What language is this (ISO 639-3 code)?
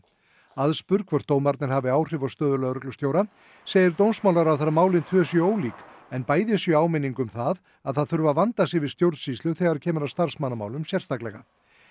isl